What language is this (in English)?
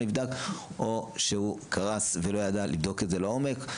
Hebrew